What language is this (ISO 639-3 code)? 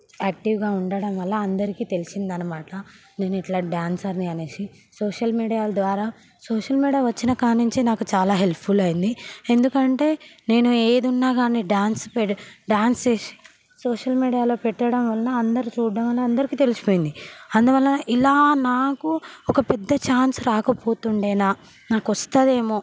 tel